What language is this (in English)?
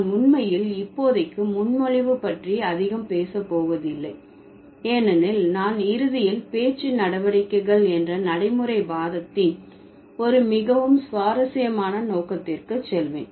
Tamil